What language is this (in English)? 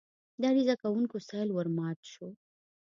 Pashto